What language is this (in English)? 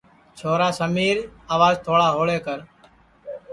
Sansi